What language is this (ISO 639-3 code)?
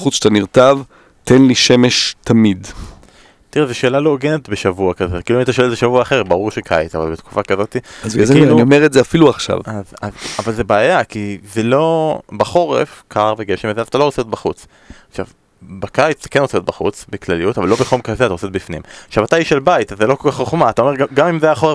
heb